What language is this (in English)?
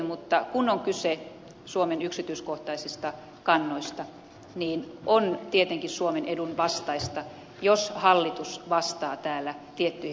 Finnish